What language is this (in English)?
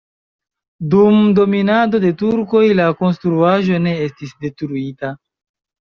Esperanto